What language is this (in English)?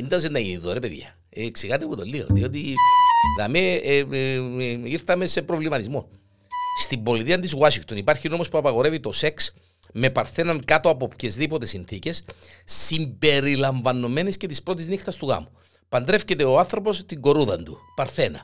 Greek